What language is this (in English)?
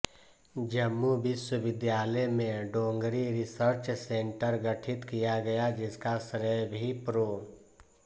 Hindi